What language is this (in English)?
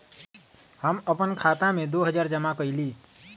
Magahi